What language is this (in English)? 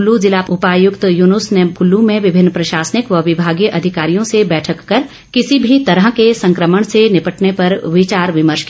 Hindi